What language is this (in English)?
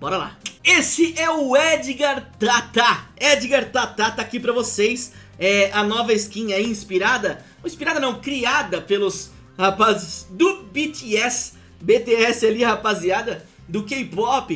Portuguese